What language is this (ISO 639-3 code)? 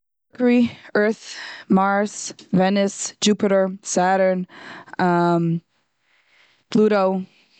yid